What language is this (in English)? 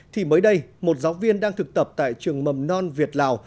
Vietnamese